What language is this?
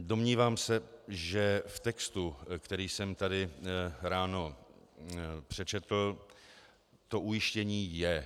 Czech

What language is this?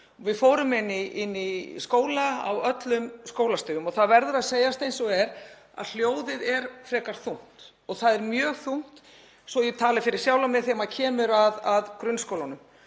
Icelandic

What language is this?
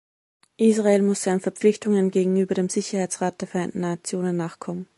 German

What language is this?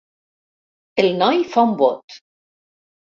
Catalan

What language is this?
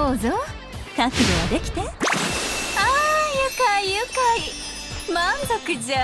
Japanese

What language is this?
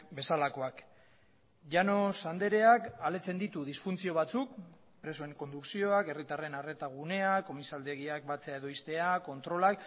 Basque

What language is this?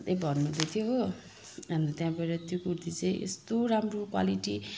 Nepali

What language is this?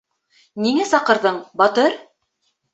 Bashkir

